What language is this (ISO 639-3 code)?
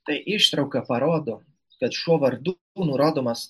lit